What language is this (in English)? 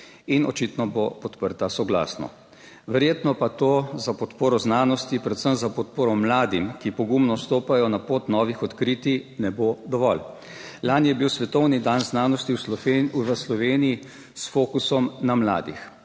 Slovenian